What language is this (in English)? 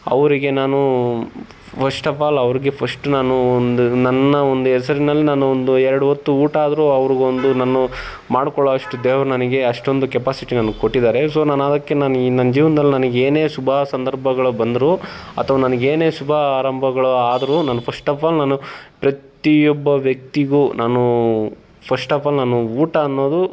Kannada